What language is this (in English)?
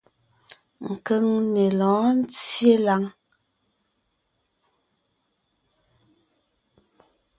Ngiemboon